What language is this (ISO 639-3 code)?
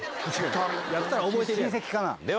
jpn